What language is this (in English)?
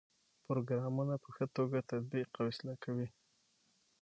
Pashto